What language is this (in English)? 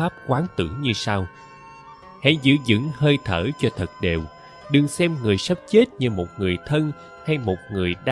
Vietnamese